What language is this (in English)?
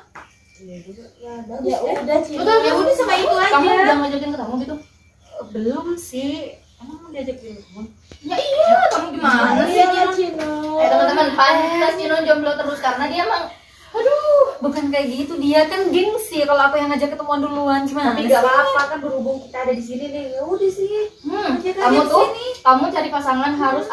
Indonesian